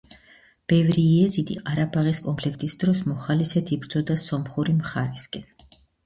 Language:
Georgian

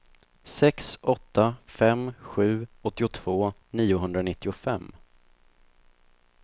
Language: Swedish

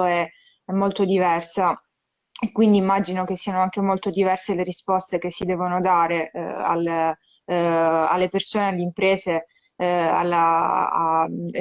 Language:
Italian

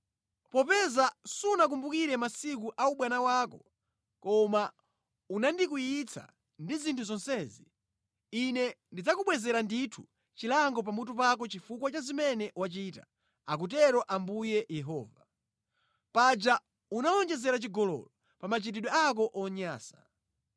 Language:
Nyanja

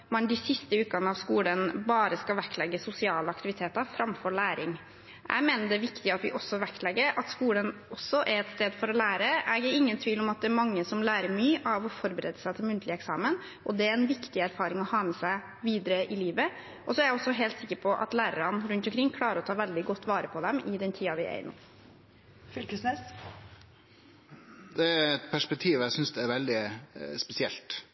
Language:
Norwegian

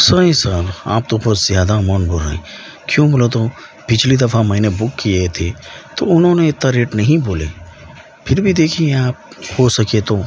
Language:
Urdu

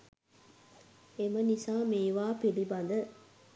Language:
Sinhala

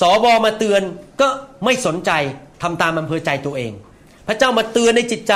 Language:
Thai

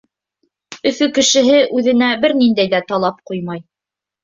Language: Bashkir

